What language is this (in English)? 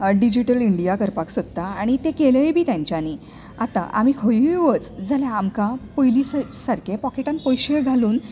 Konkani